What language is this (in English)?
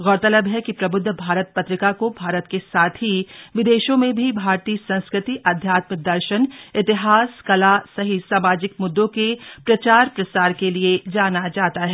Hindi